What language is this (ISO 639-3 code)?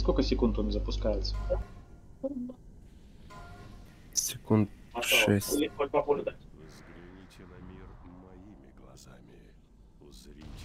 rus